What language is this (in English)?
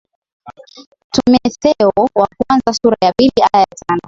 Swahili